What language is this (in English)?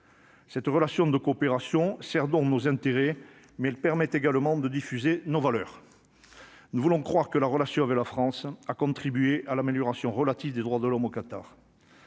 French